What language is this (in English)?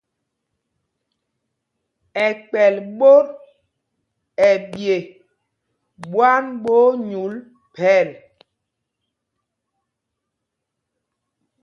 Mpumpong